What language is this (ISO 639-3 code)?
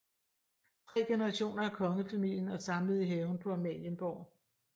dan